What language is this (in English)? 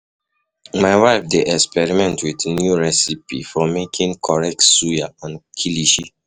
Nigerian Pidgin